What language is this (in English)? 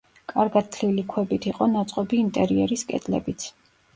Georgian